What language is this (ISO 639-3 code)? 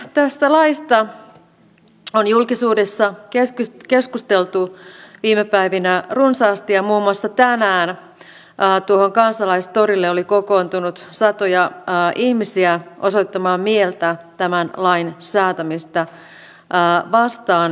fin